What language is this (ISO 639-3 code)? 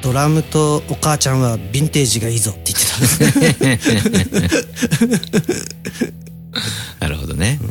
jpn